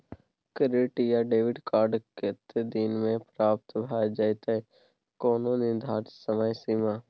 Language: Maithili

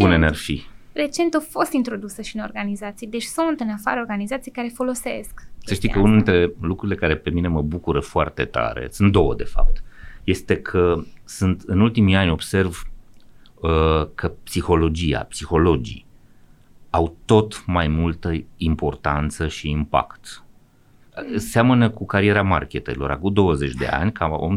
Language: Romanian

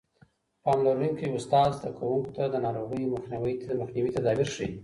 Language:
Pashto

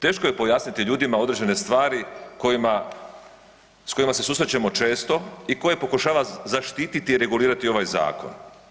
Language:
Croatian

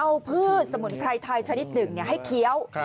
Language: Thai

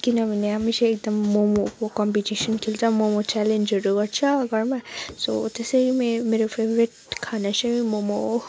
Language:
Nepali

